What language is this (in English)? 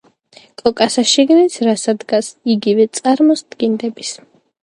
Georgian